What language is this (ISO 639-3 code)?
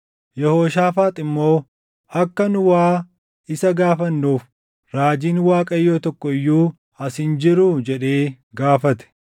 orm